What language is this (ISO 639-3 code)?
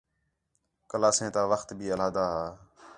xhe